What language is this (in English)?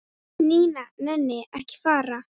Icelandic